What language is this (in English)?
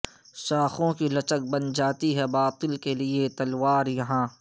Urdu